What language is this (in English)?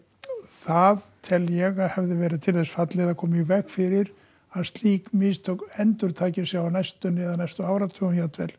Icelandic